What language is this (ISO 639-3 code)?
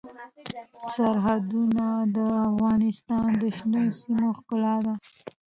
pus